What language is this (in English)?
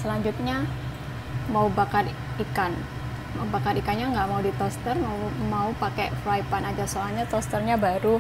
Indonesian